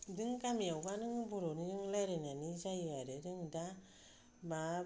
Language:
Bodo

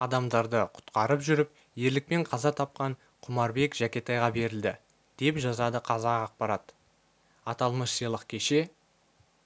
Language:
Kazakh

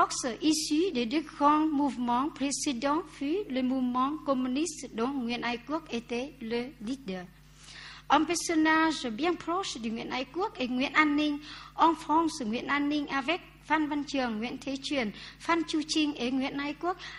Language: French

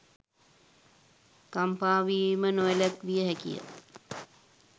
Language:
Sinhala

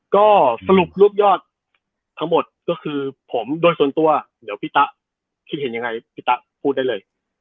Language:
Thai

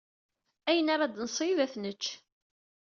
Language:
Kabyle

